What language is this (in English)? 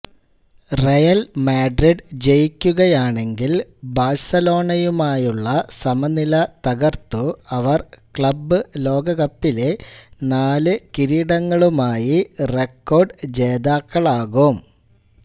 Malayalam